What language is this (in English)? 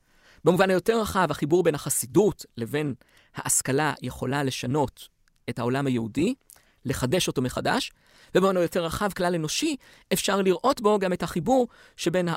Hebrew